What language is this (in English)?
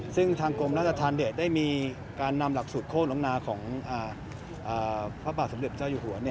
Thai